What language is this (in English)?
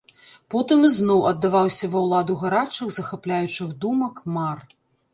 Belarusian